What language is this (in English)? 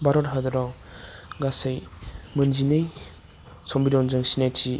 Bodo